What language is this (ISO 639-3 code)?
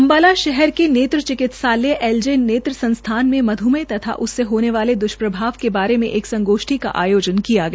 hin